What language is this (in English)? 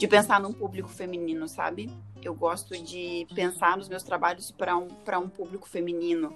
Portuguese